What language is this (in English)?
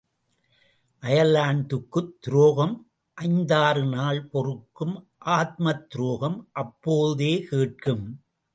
Tamil